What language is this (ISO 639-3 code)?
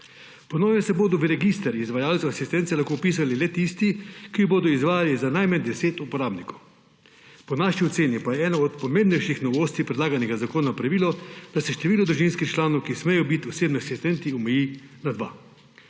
slv